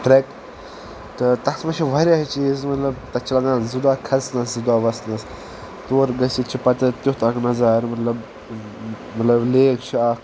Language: Kashmiri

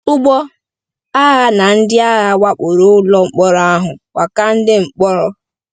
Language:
Igbo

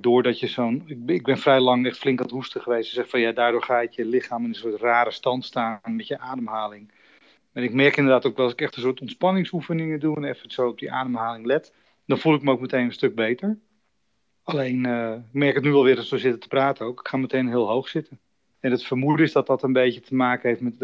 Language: Dutch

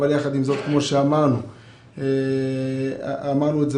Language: Hebrew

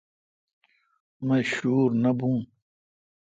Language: Kalkoti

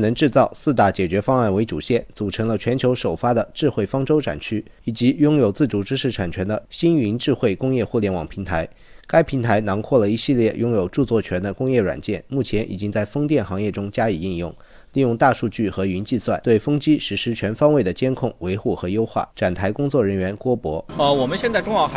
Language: Chinese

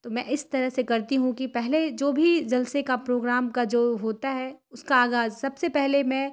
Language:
Urdu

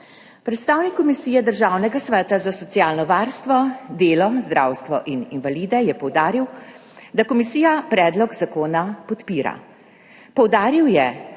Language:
Slovenian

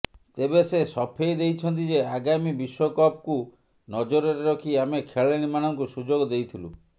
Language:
Odia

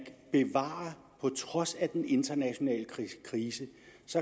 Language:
Danish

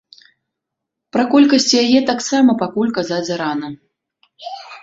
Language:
Belarusian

